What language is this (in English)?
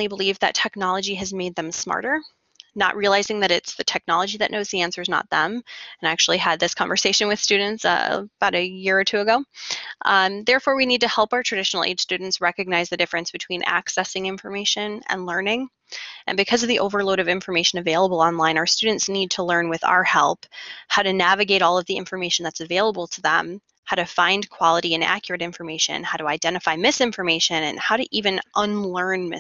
English